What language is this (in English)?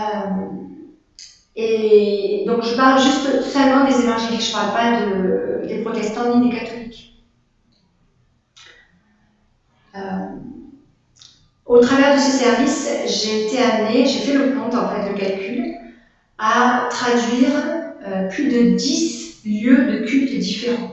French